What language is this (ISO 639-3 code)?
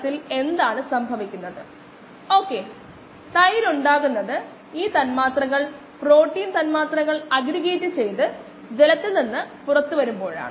mal